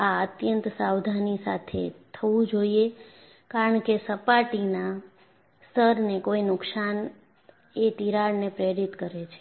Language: Gujarati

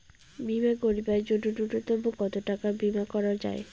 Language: Bangla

